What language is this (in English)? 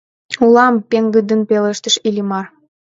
Mari